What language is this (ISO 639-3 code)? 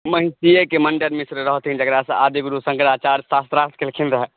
mai